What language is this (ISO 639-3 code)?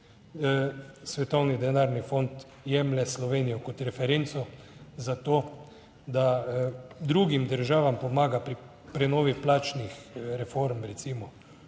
slv